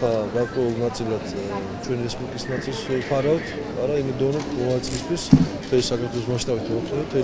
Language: Romanian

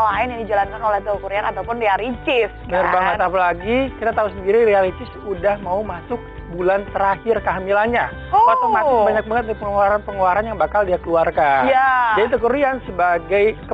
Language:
Indonesian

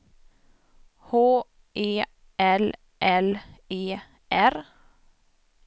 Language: Swedish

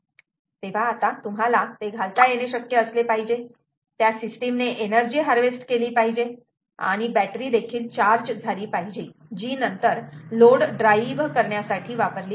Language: Marathi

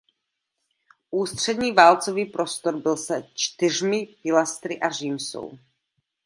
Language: Czech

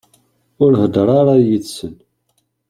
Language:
Kabyle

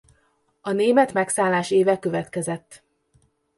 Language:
Hungarian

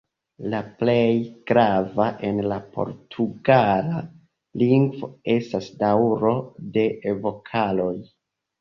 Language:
Esperanto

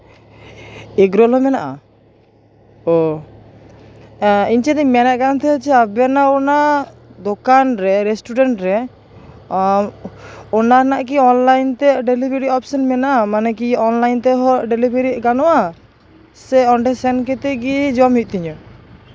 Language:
Santali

